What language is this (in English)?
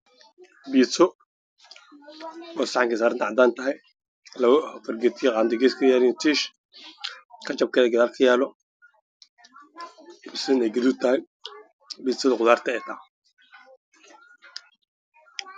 Somali